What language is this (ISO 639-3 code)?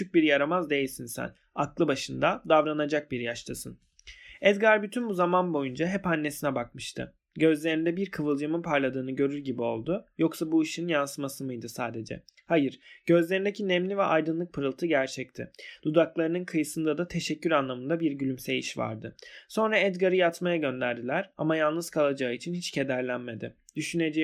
tur